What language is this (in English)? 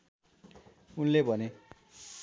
Nepali